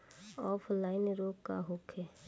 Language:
Bhojpuri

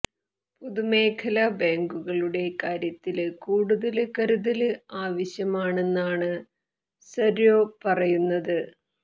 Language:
Malayalam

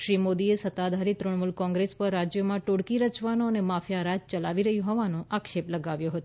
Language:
Gujarati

